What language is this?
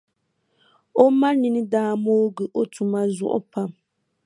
Dagbani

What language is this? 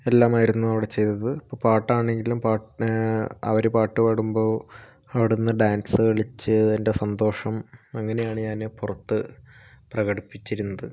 Malayalam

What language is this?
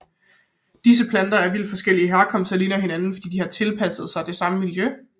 Danish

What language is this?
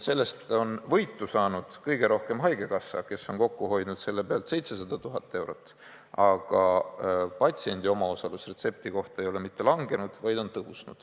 Estonian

